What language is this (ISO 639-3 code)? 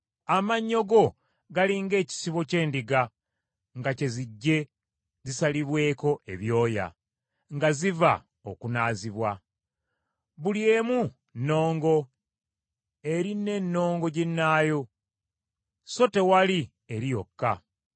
lug